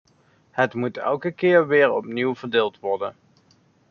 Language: Dutch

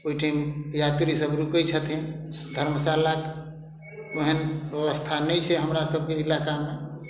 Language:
Maithili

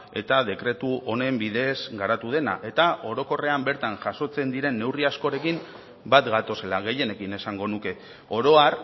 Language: Basque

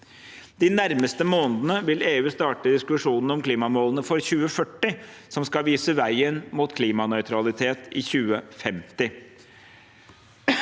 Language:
Norwegian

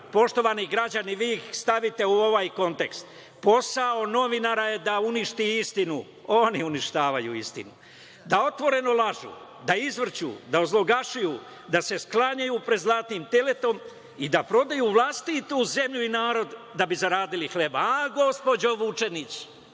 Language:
Serbian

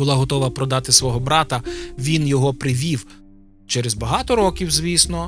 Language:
Ukrainian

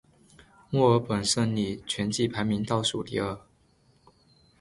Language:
Chinese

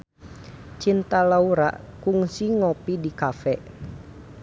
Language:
Sundanese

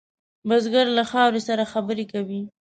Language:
Pashto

